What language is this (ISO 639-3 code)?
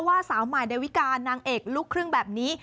tha